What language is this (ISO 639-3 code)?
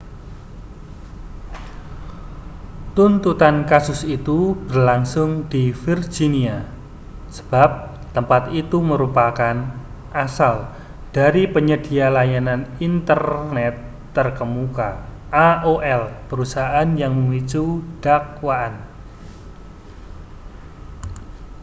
ind